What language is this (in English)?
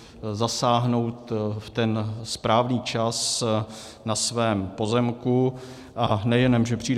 Czech